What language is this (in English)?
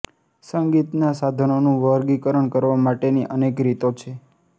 Gujarati